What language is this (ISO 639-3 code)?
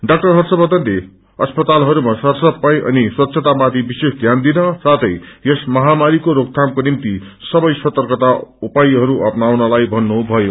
nep